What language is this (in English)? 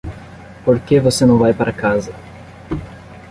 Portuguese